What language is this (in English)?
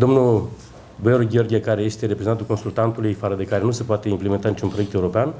Romanian